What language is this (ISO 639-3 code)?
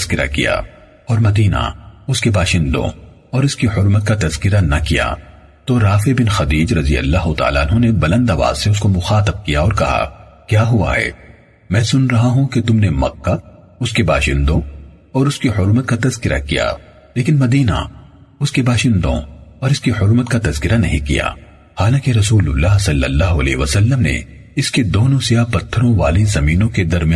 urd